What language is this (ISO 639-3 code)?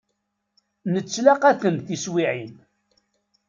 kab